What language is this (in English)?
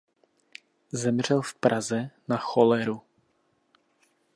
Czech